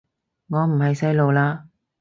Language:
Cantonese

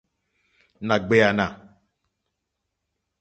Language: Mokpwe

